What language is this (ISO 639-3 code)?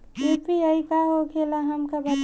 bho